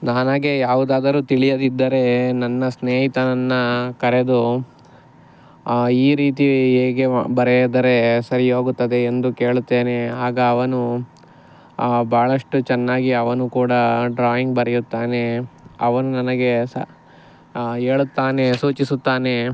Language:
Kannada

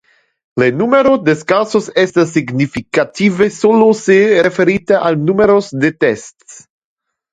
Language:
Interlingua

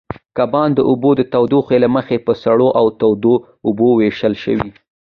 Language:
Pashto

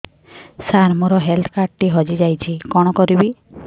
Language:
Odia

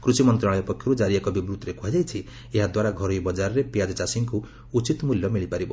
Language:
Odia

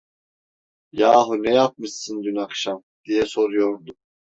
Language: Turkish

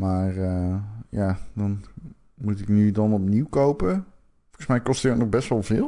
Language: Dutch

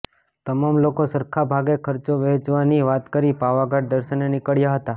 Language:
Gujarati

